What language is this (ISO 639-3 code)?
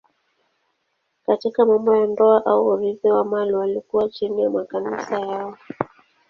swa